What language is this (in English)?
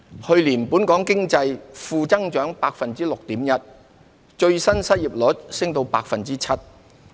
Cantonese